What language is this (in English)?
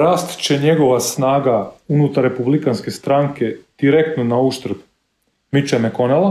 Croatian